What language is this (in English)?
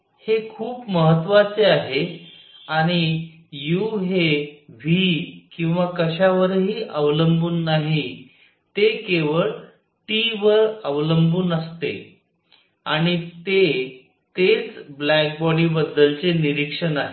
Marathi